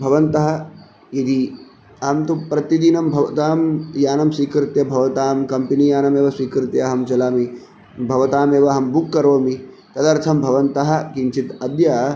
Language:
Sanskrit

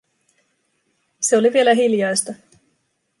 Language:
Finnish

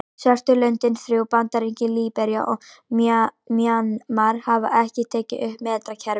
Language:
Icelandic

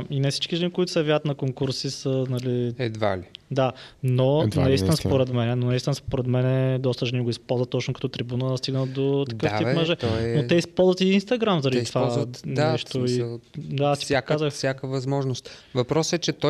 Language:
Bulgarian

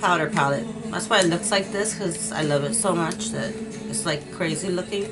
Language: English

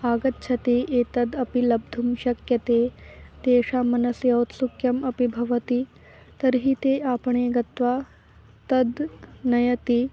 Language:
Sanskrit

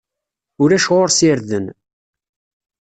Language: Kabyle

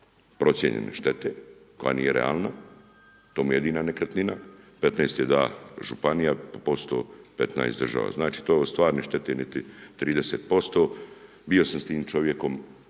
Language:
Croatian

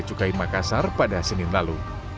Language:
Indonesian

